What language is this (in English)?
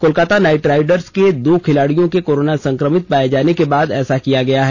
Hindi